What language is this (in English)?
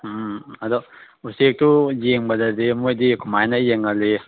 Manipuri